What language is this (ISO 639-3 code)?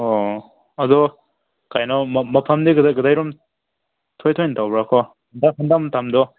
mni